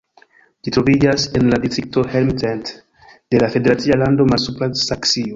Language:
Esperanto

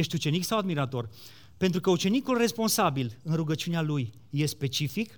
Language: Romanian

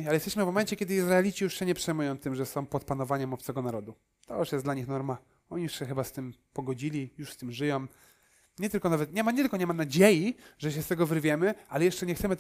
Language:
Polish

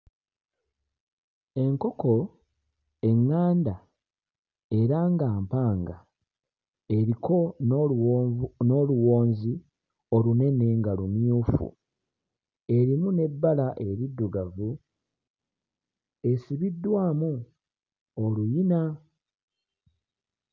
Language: Ganda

